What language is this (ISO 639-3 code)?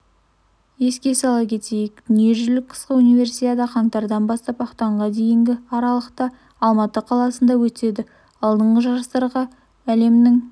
kaz